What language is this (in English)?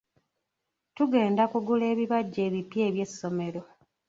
Ganda